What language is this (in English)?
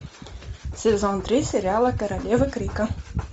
Russian